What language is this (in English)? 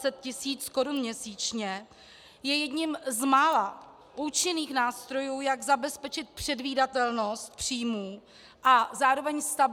Czech